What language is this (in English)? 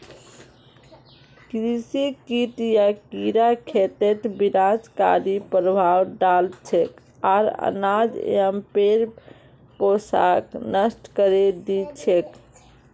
Magahi